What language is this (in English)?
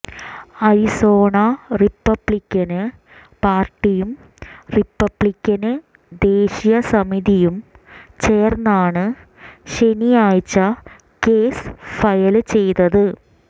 Malayalam